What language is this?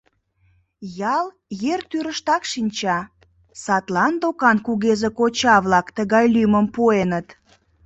Mari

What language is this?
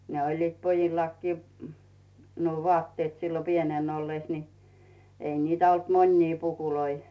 Finnish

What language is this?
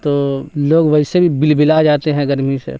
Urdu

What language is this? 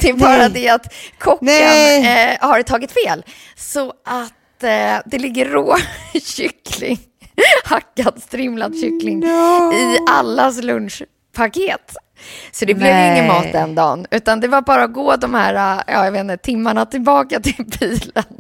Swedish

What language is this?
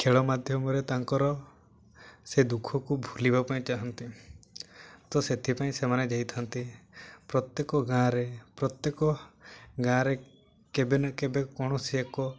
Odia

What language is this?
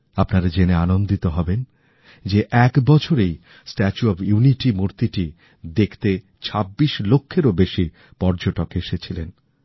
Bangla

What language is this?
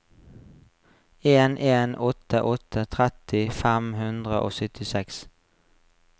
Norwegian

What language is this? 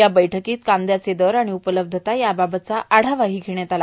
Marathi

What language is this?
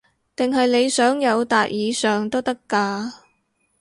Cantonese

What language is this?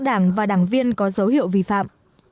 Vietnamese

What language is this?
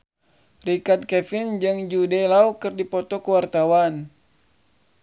Sundanese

